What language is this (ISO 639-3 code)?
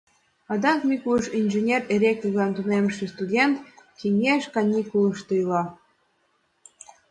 chm